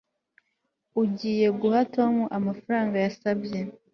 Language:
Kinyarwanda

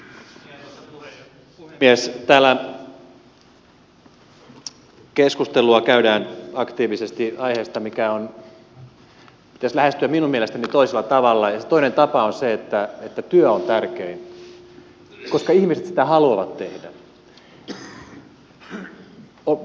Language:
Finnish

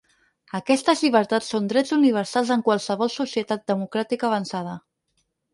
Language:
Catalan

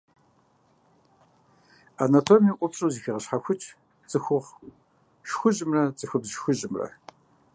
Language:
Kabardian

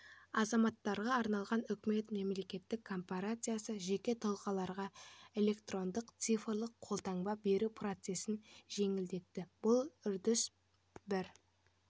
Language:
Kazakh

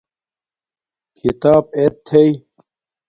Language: Domaaki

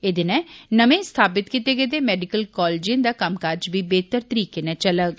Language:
Dogri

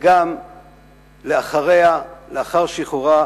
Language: Hebrew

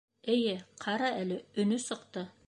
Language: Bashkir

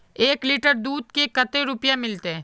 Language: Magahi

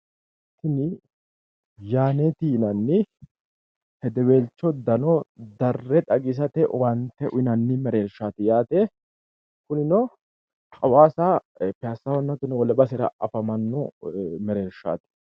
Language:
Sidamo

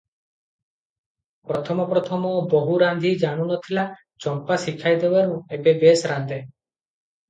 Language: Odia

